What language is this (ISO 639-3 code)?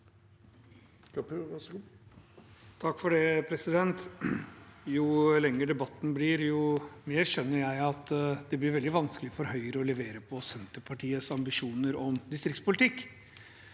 nor